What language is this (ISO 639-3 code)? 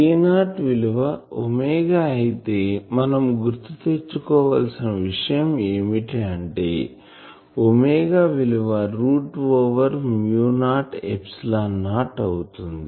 tel